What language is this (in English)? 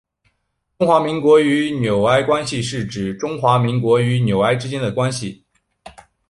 Chinese